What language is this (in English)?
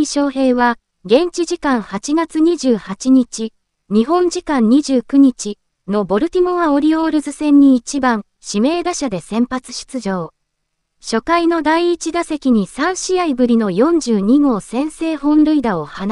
Japanese